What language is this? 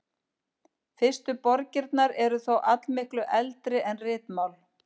Icelandic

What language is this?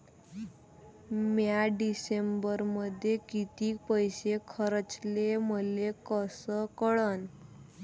Marathi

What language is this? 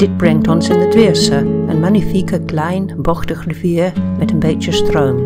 Dutch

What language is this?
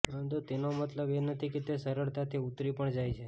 Gujarati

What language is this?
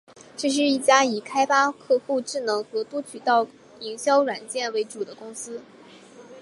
Chinese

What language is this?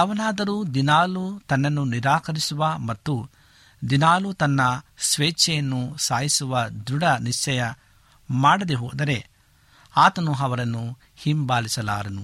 Kannada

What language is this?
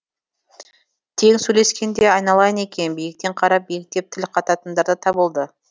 Kazakh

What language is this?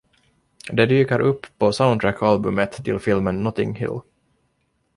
Swedish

